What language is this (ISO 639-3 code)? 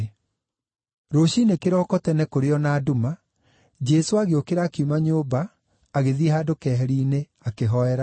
kik